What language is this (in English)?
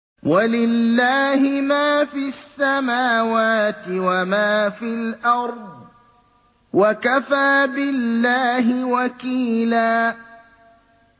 Arabic